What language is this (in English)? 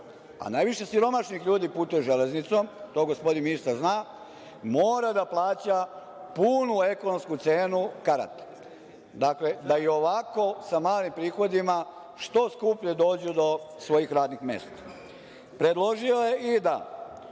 Serbian